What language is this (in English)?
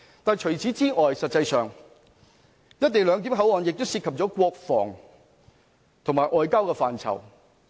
Cantonese